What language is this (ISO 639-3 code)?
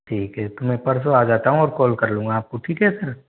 hin